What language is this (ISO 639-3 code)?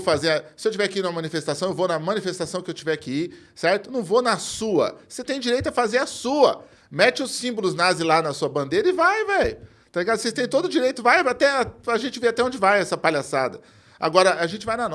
por